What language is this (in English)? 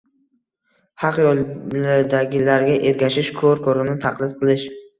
Uzbek